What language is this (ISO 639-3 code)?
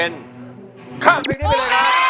tha